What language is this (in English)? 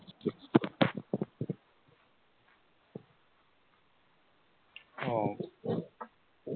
Bangla